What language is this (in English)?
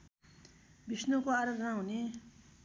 Nepali